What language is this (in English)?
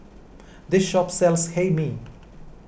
English